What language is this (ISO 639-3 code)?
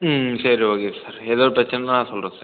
tam